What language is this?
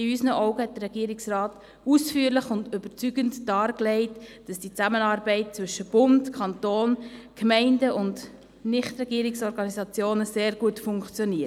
Swiss German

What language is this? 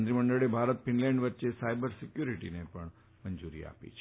Gujarati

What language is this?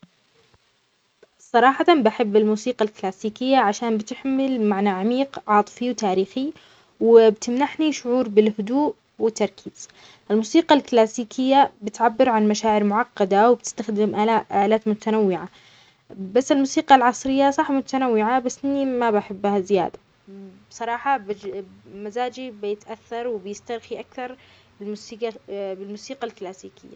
Omani Arabic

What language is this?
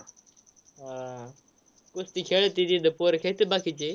Marathi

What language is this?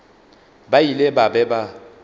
Northern Sotho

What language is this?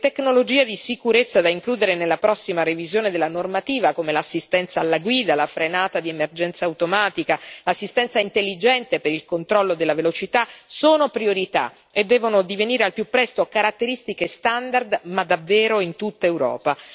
Italian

